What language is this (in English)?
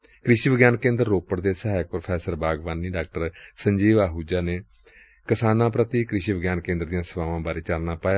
Punjabi